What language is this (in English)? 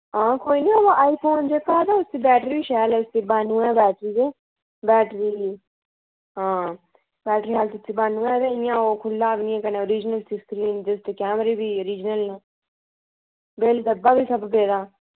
Dogri